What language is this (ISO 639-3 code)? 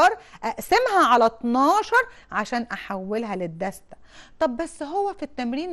ara